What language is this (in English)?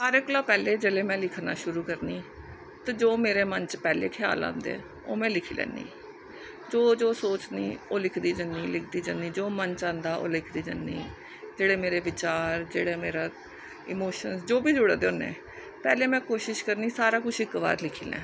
Dogri